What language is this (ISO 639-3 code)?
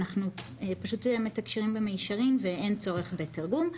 heb